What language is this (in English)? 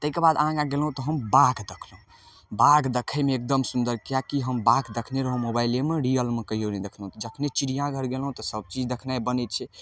Maithili